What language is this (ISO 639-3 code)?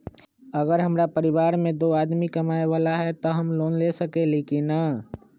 mag